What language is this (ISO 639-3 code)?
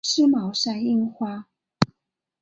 zho